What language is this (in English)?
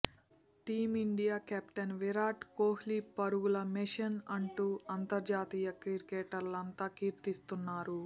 Telugu